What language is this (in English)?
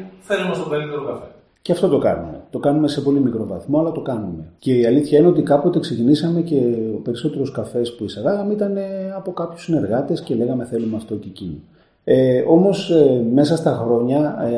Greek